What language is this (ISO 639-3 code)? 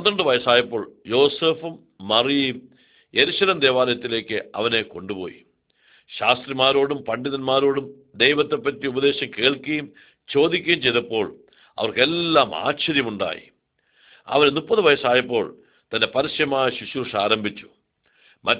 ara